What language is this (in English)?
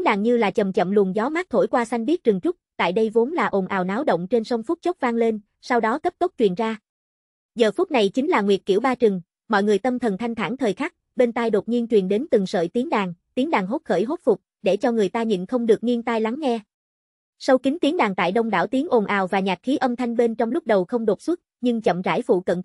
Vietnamese